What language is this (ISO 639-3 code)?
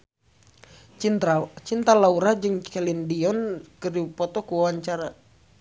sun